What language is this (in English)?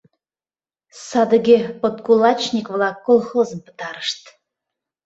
Mari